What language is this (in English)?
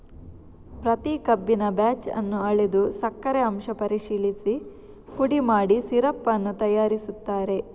Kannada